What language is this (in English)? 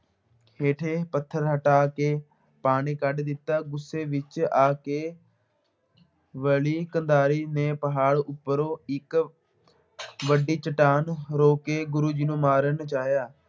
Punjabi